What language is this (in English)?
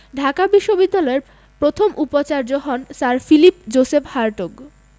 Bangla